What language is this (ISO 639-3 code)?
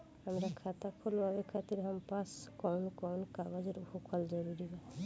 bho